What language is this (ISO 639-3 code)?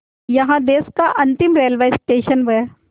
hin